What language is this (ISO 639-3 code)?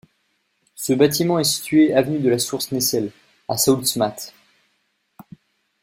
fra